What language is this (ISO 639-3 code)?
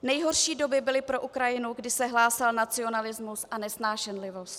ces